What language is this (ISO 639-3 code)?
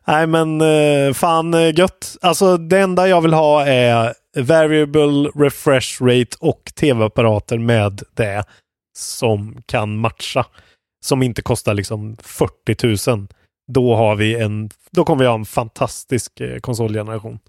swe